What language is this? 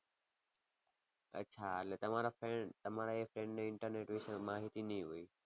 Gujarati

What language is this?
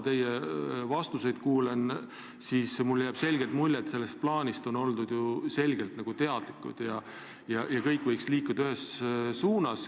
Estonian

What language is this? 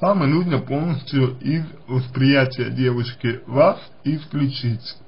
Russian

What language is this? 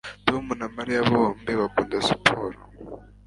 Kinyarwanda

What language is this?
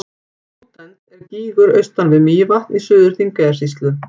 Icelandic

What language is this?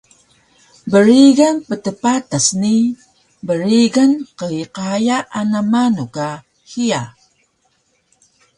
Taroko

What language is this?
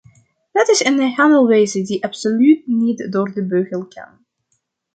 Dutch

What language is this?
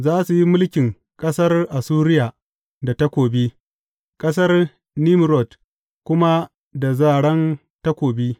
Hausa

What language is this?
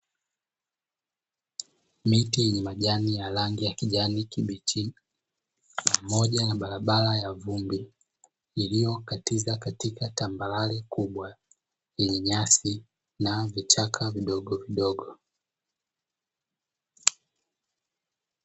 Swahili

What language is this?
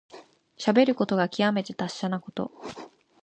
Japanese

